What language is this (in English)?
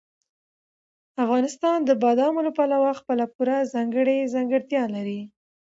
Pashto